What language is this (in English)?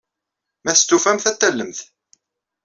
Kabyle